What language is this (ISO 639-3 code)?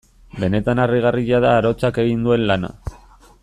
eus